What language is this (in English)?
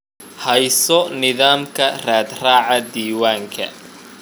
Somali